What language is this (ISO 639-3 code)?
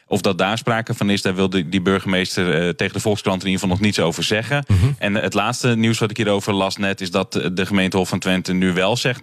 nld